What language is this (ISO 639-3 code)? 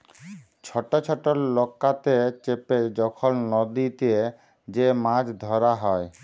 ben